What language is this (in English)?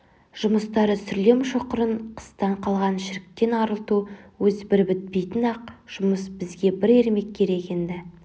Kazakh